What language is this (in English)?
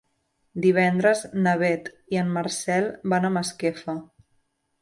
Catalan